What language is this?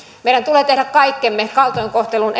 Finnish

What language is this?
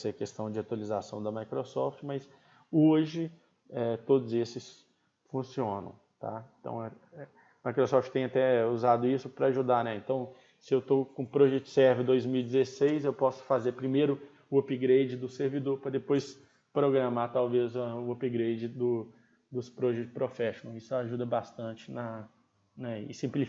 Portuguese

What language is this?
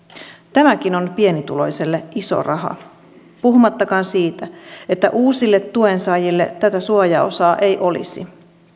Finnish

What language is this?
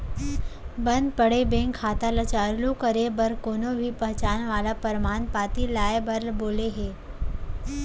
Chhattisgarhi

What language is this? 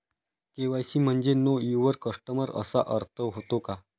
Marathi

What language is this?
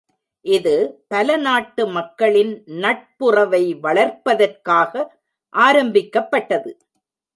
Tamil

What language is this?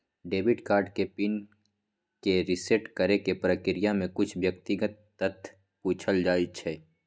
Magahi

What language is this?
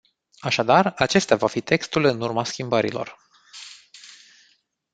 Romanian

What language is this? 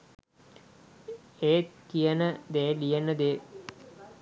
Sinhala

